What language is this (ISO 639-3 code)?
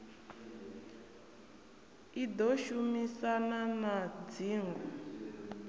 ven